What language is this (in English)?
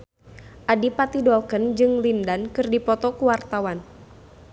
Sundanese